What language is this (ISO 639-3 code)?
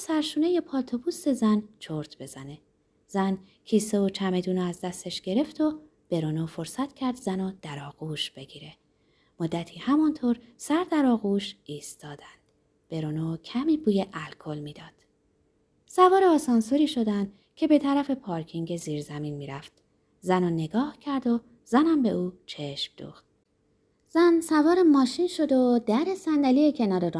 fas